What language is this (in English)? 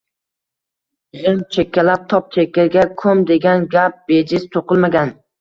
Uzbek